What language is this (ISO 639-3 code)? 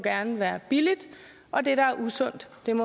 dan